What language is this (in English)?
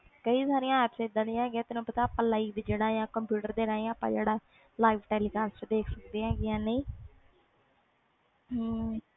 Punjabi